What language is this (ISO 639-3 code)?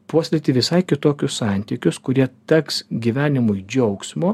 lit